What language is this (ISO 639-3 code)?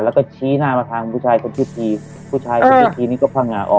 tha